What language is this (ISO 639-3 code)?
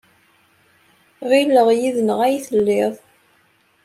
kab